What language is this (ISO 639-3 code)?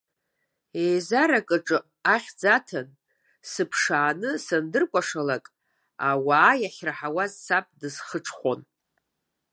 abk